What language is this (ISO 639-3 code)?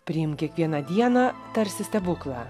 lit